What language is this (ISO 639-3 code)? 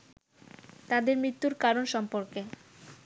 ben